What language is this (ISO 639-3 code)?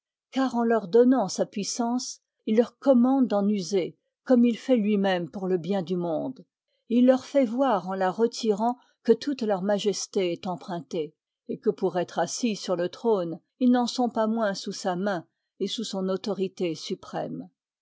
fra